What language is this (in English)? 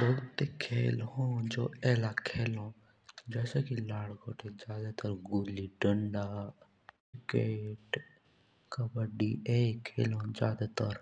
Jaunsari